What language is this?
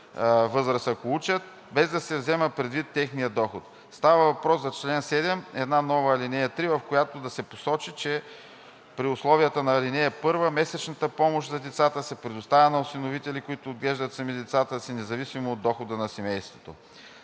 Bulgarian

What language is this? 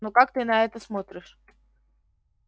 Russian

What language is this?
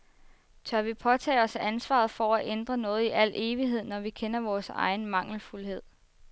Danish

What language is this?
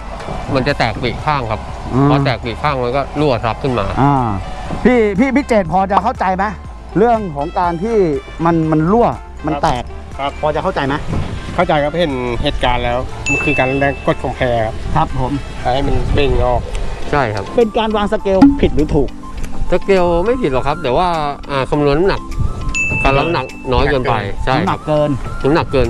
Thai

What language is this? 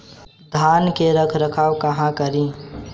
Bhojpuri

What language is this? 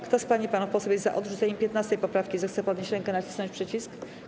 Polish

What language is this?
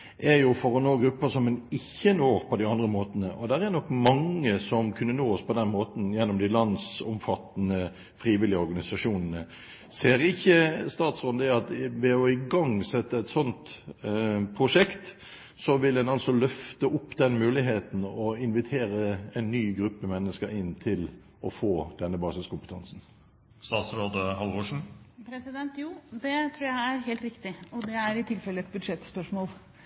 Norwegian Bokmål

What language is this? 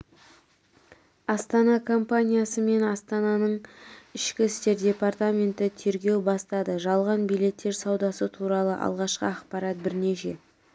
Kazakh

